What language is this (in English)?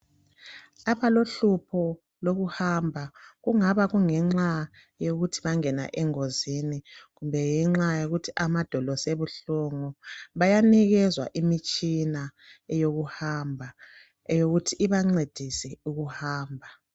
North Ndebele